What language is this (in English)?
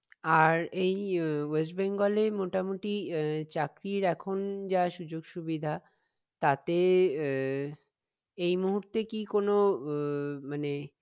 Bangla